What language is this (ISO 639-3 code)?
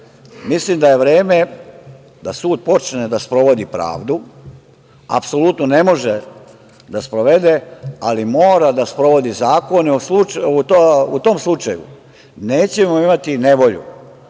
srp